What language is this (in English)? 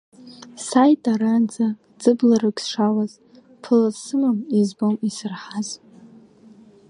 Abkhazian